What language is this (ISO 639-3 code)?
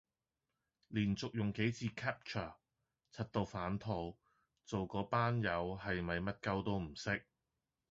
yue